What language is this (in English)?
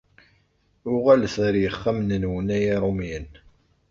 Kabyle